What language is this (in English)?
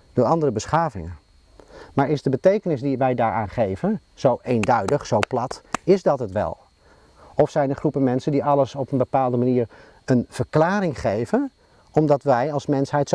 Dutch